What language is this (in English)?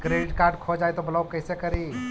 Magahi